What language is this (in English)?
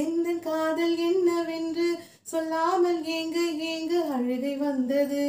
Tamil